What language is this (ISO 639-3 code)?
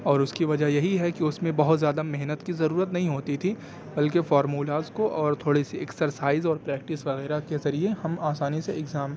urd